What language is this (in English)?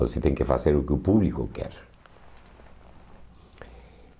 Portuguese